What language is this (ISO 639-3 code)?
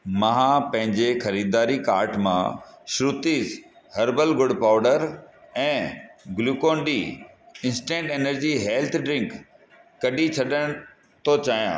snd